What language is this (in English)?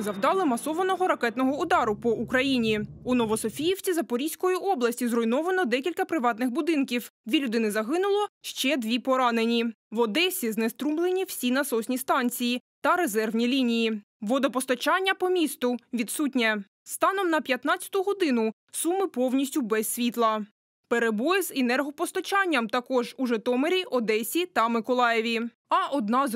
Ukrainian